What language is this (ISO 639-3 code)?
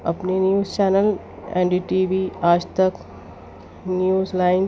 urd